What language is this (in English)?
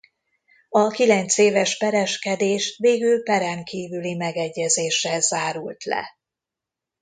Hungarian